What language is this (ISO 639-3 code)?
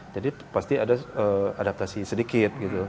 ind